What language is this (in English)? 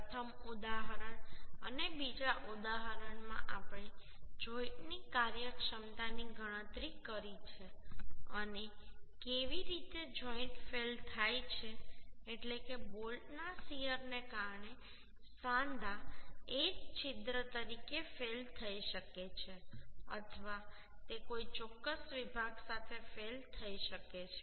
Gujarati